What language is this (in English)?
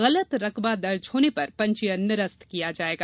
Hindi